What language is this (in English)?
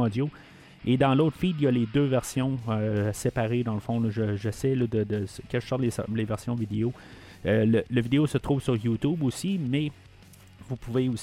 French